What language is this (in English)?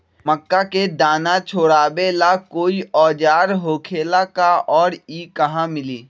Magahi